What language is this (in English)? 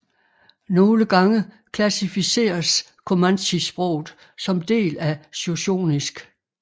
Danish